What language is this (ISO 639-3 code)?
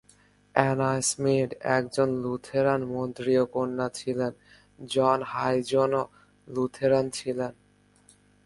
ben